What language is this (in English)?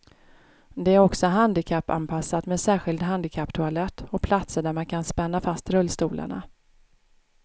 Swedish